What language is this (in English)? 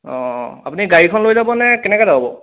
Assamese